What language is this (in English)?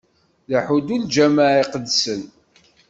Kabyle